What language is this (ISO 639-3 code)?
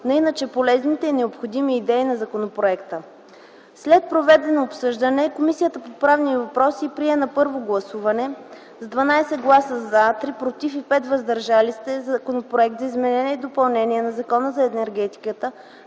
bul